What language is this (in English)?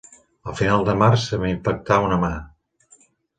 Catalan